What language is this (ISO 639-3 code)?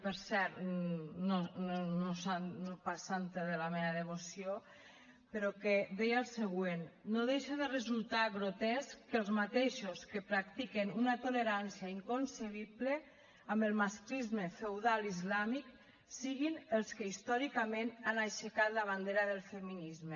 cat